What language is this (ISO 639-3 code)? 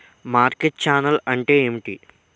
tel